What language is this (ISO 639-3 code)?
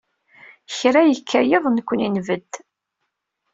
kab